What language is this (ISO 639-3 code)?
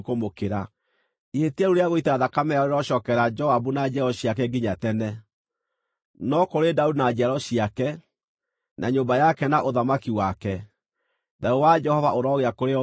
kik